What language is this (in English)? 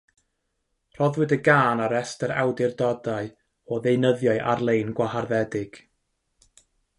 Welsh